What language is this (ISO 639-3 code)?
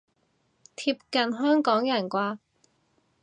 yue